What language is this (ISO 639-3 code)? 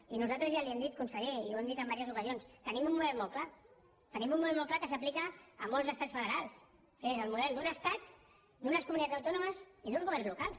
cat